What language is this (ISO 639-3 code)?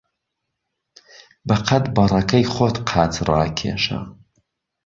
ckb